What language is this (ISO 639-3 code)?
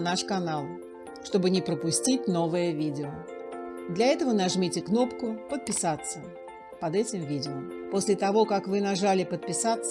rus